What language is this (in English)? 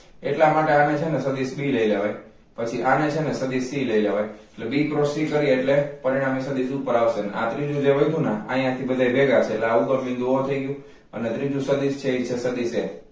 Gujarati